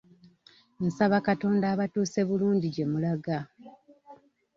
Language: Ganda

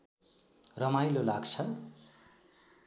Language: Nepali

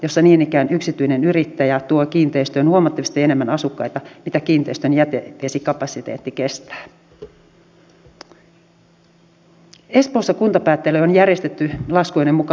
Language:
Finnish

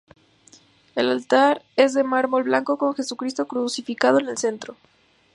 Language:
Spanish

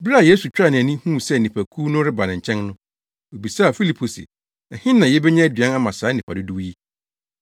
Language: Akan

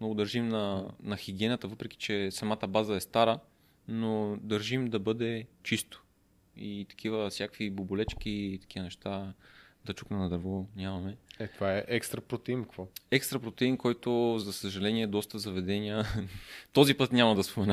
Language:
Bulgarian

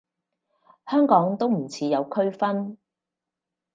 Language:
Cantonese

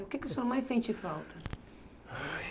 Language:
Portuguese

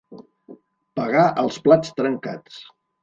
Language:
Catalan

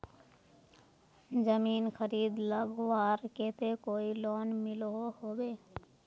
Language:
Magahi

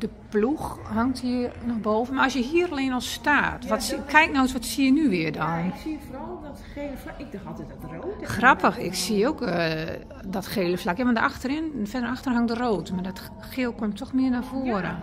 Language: Dutch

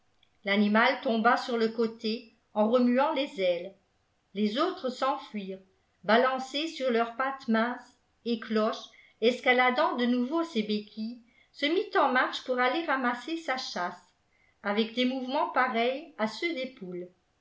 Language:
French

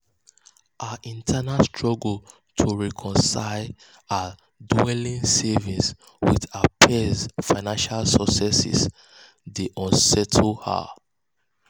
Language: Nigerian Pidgin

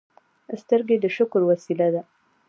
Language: Pashto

